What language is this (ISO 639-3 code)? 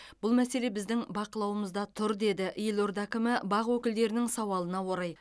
kaz